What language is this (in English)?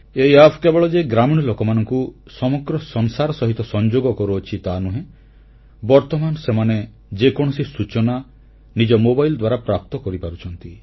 Odia